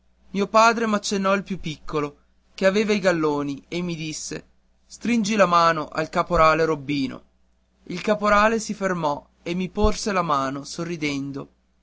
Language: Italian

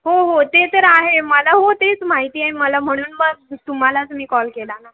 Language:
Marathi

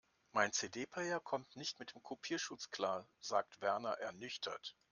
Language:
German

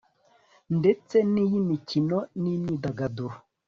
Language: Kinyarwanda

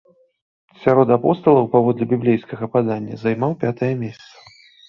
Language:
Belarusian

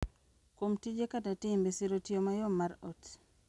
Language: Luo (Kenya and Tanzania)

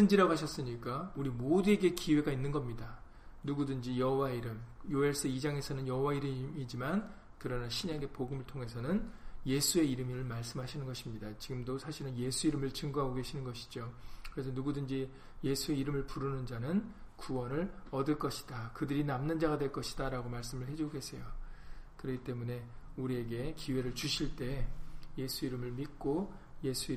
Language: Korean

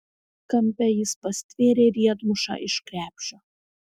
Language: Lithuanian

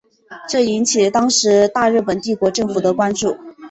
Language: Chinese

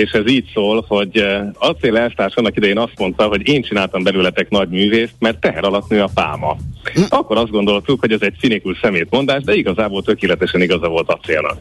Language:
Hungarian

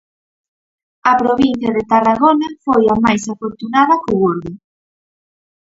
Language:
Galician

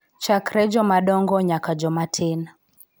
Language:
Luo (Kenya and Tanzania)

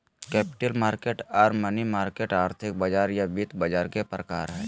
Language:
Magahi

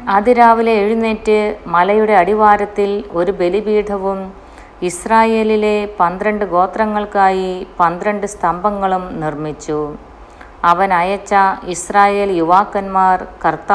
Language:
Malayalam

